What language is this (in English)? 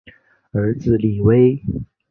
Chinese